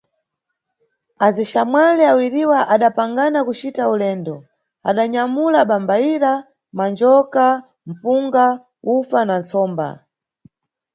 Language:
Nyungwe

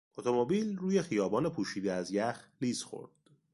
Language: Persian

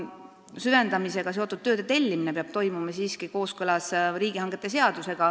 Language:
Estonian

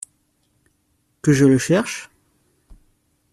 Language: French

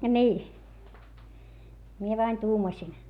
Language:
Finnish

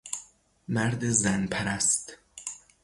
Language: Persian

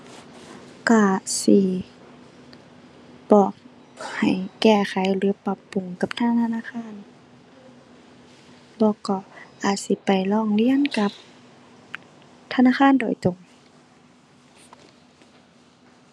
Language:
Thai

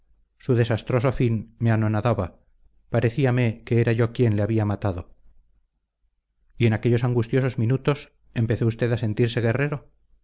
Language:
Spanish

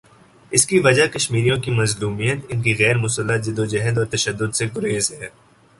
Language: Urdu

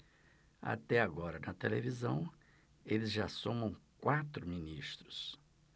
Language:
Portuguese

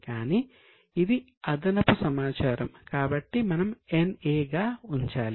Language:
Telugu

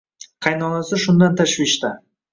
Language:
Uzbek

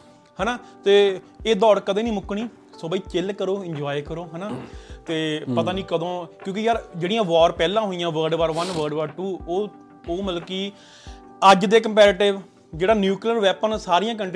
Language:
Punjabi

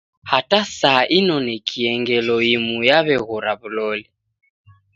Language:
Taita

